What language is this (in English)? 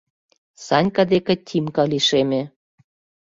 Mari